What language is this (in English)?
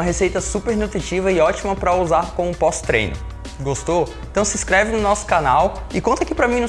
Portuguese